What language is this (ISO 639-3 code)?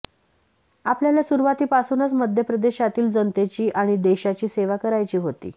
mar